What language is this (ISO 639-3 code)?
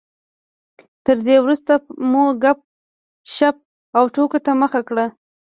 pus